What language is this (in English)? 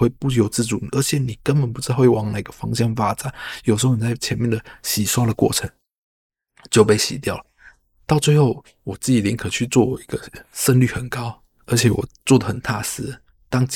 Chinese